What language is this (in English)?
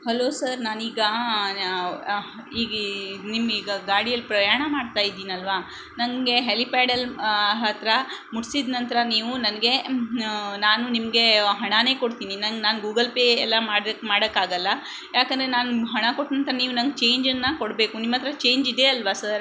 Kannada